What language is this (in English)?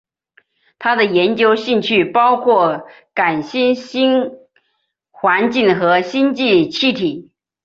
Chinese